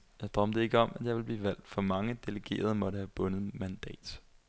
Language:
Danish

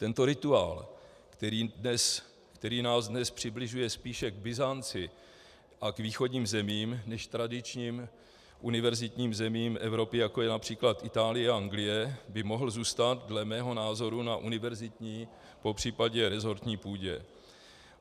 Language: Czech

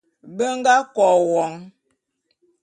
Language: Bulu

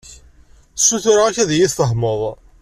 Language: Kabyle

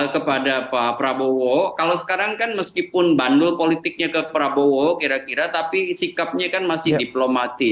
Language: Indonesian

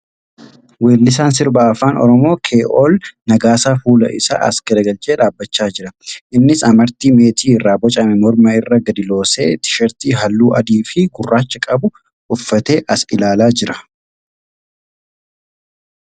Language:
Oromo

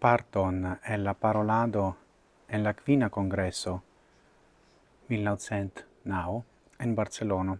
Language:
Italian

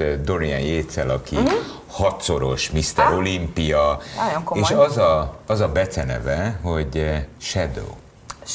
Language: Hungarian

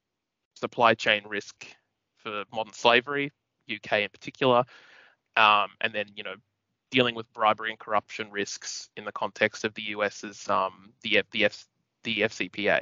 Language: English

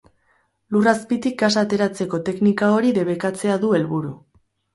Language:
Basque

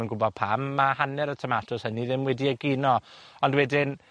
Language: Welsh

